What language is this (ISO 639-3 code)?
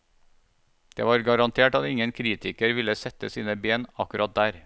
nor